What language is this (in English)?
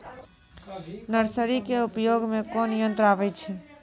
Maithili